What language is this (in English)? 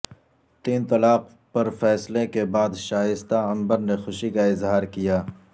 Urdu